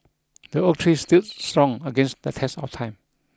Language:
English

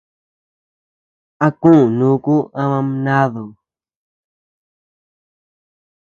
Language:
Tepeuxila Cuicatec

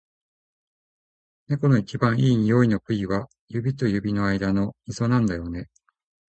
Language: Japanese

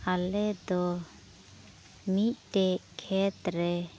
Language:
Santali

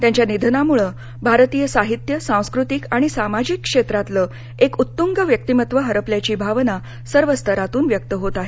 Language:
Marathi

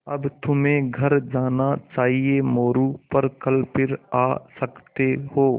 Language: Hindi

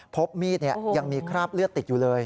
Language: Thai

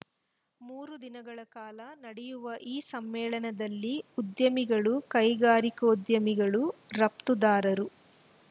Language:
Kannada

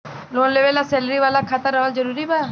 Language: Bhojpuri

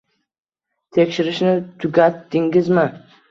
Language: Uzbek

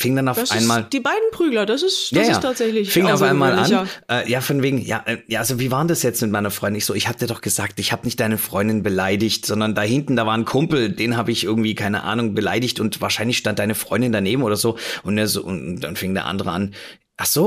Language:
German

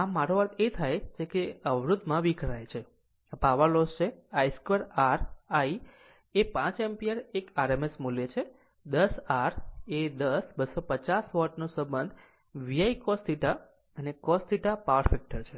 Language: Gujarati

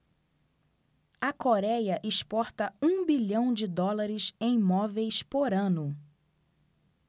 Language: Portuguese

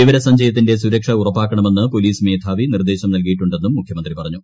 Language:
Malayalam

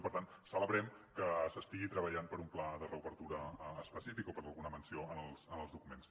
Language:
Catalan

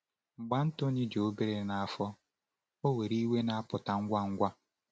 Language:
Igbo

